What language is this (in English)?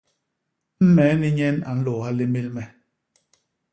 Basaa